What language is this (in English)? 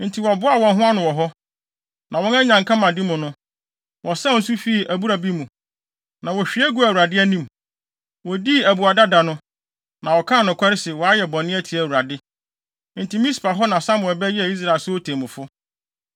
Akan